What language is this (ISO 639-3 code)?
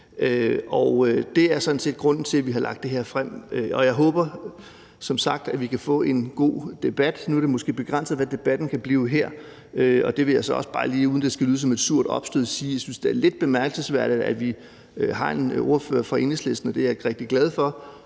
dan